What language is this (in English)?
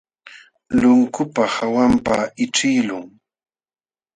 Jauja Wanca Quechua